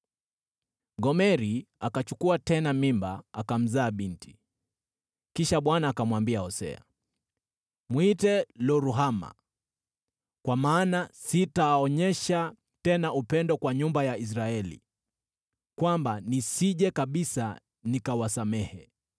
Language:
Swahili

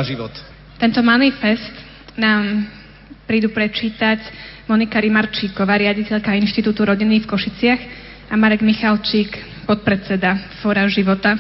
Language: Slovak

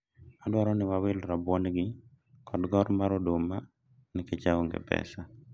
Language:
Luo (Kenya and Tanzania)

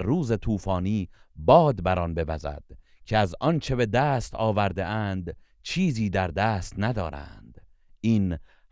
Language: Persian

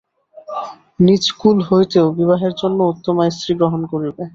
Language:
Bangla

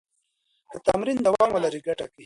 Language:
Pashto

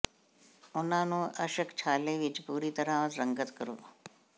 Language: Punjabi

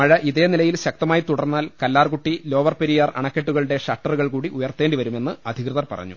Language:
Malayalam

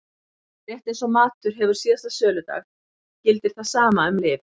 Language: Icelandic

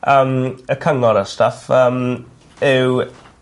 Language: Welsh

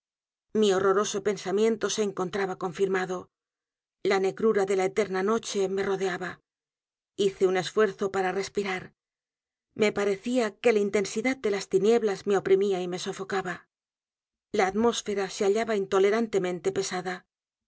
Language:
Spanish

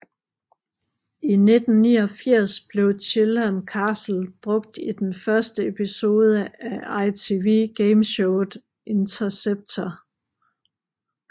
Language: Danish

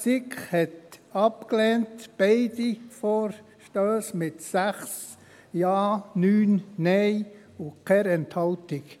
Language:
Swiss German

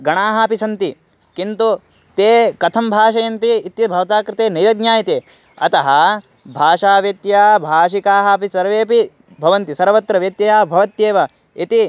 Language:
Sanskrit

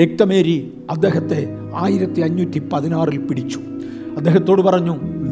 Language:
Malayalam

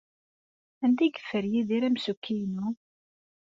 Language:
Kabyle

